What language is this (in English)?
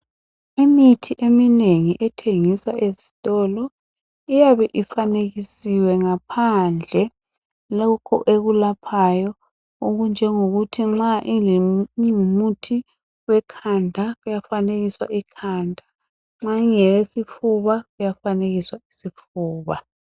North Ndebele